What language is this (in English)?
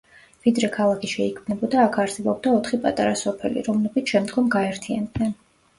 Georgian